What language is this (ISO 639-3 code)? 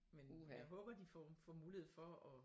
dan